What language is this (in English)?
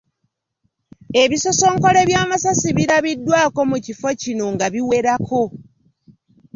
Ganda